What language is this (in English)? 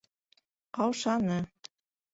Bashkir